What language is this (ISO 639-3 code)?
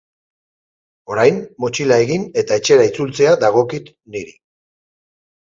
eus